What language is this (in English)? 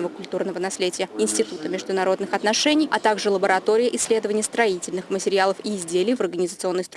Russian